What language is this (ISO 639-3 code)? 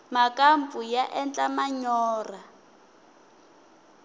tso